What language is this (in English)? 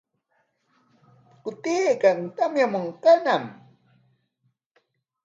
Corongo Ancash Quechua